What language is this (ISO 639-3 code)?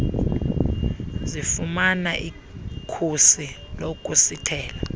xho